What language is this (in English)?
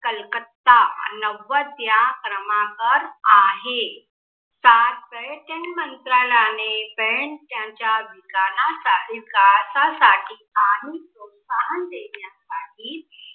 Marathi